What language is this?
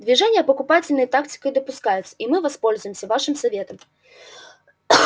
Russian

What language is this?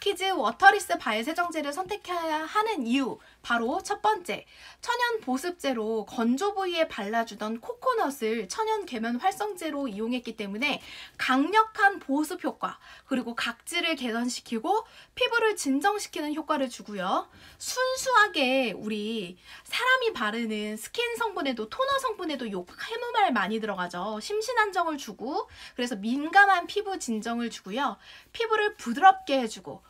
Korean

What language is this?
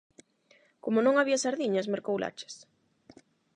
Galician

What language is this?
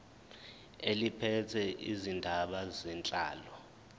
Zulu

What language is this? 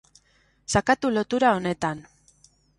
Basque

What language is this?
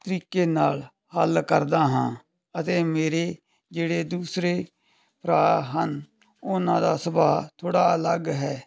Punjabi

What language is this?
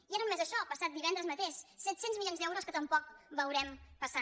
Catalan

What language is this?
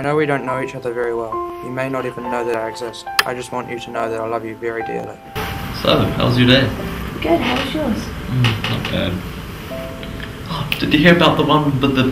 English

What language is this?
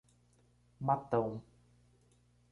Portuguese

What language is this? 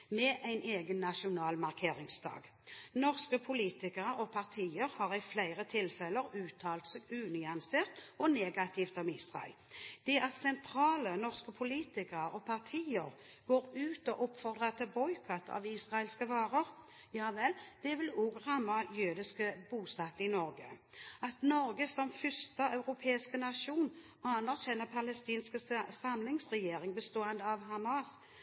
Norwegian Bokmål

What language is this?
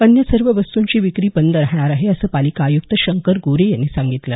Marathi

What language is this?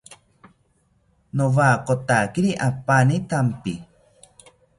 South Ucayali Ashéninka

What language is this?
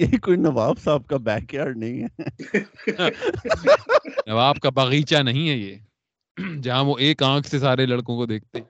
Urdu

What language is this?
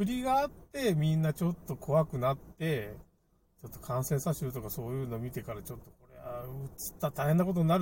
Japanese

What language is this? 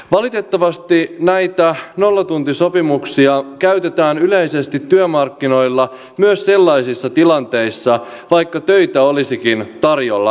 Finnish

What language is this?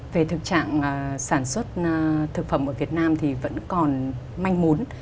Vietnamese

